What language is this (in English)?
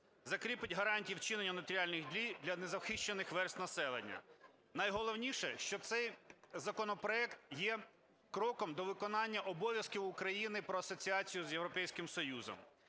Ukrainian